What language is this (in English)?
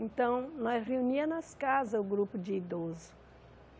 Portuguese